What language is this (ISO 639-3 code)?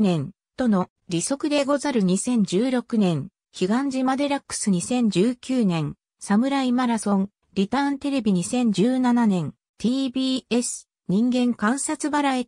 jpn